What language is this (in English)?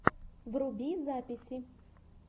Russian